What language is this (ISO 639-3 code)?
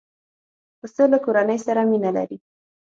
pus